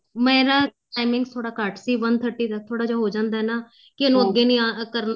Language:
Punjabi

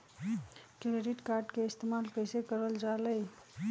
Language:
Magahi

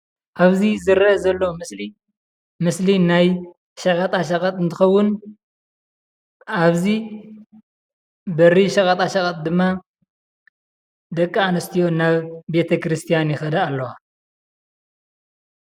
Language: Tigrinya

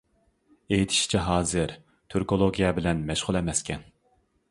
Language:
Uyghur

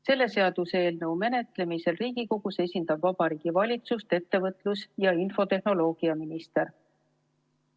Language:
Estonian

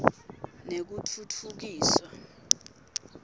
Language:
Swati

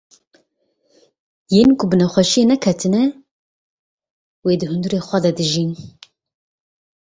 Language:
Kurdish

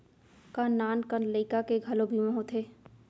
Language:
Chhattisgarhi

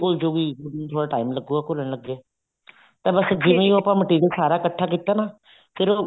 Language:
Punjabi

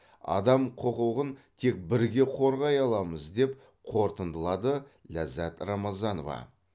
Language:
Kazakh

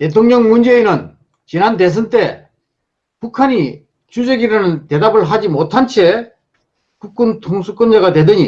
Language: Korean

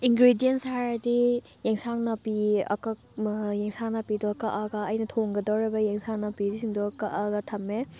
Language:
Manipuri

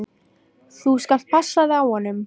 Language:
Icelandic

